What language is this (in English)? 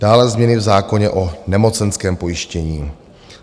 Czech